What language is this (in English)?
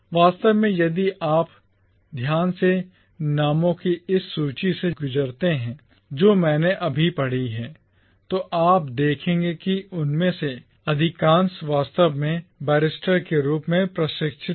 Hindi